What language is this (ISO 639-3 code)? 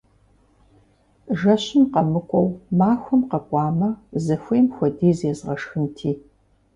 kbd